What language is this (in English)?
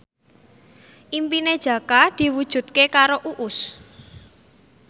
Javanese